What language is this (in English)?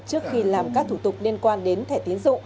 Vietnamese